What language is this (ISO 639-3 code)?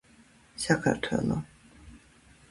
kat